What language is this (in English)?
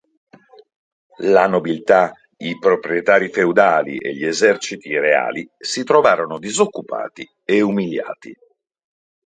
Italian